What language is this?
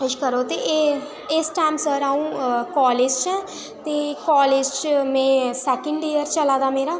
Dogri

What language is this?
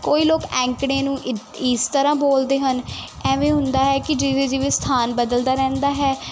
Punjabi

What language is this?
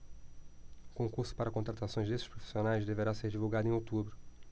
Portuguese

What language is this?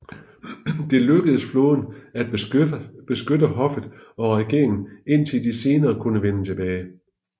Danish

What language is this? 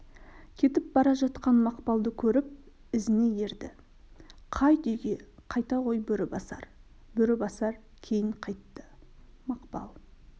Kazakh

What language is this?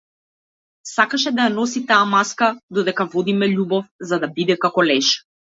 Macedonian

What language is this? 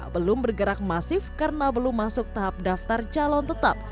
Indonesian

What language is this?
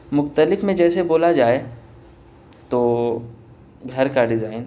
Urdu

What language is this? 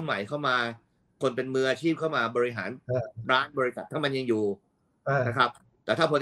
Thai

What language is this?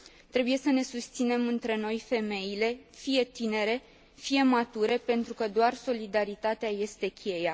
Romanian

